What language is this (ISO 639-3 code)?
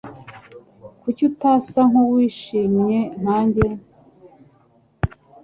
kin